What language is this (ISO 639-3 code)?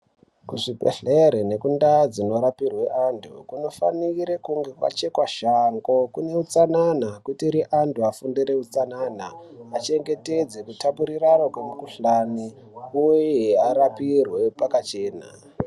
ndc